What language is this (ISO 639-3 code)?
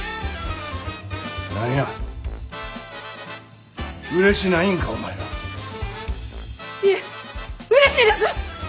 jpn